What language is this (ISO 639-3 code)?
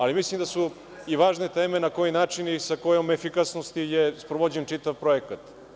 srp